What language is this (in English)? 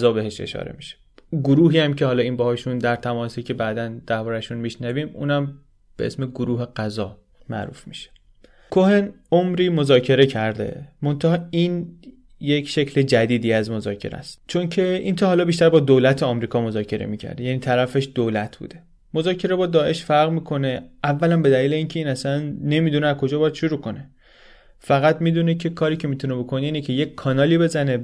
Persian